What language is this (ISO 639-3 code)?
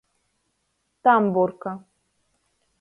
ltg